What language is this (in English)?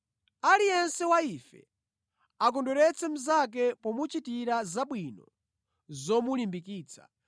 Nyanja